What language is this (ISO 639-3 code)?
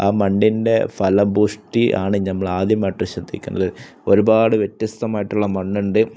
mal